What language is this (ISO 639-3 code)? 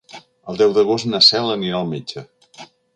cat